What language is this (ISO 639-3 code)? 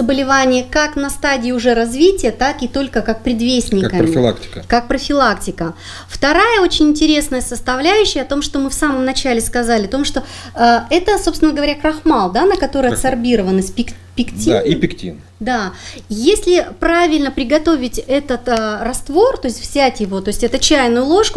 rus